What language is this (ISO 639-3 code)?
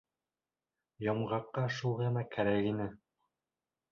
bak